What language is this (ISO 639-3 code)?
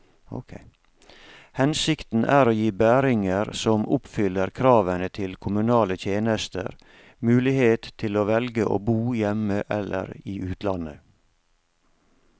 nor